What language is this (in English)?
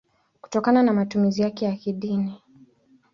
Swahili